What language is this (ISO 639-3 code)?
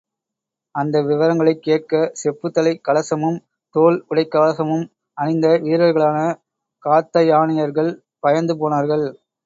tam